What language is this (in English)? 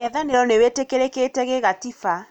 Kikuyu